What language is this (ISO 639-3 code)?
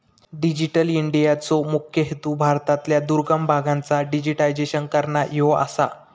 mar